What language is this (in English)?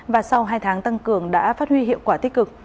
Vietnamese